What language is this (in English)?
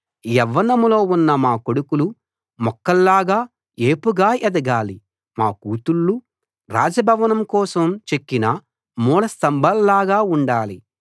Telugu